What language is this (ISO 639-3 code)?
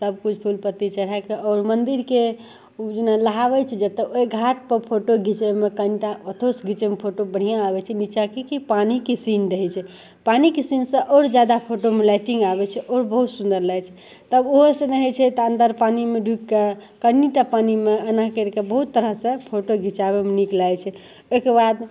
mai